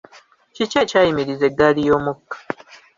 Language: Ganda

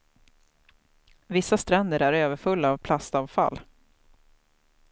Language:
Swedish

